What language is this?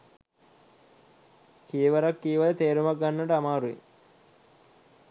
Sinhala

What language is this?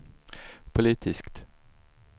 Swedish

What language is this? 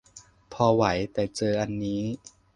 Thai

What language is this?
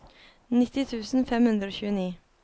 Norwegian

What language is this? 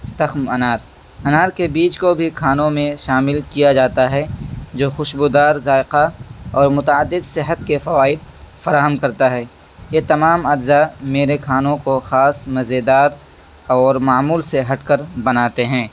Urdu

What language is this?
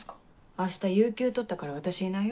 Japanese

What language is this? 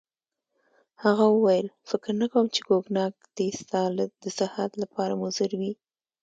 Pashto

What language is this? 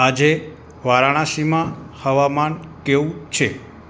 Gujarati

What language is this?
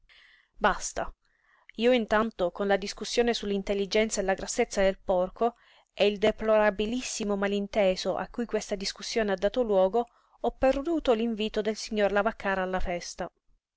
Italian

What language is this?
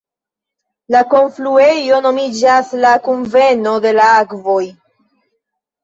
Esperanto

